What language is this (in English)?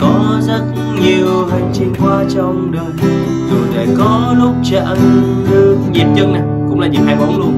Vietnamese